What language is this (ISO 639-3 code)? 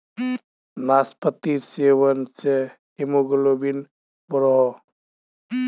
mag